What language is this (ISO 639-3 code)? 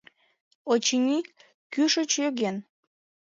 chm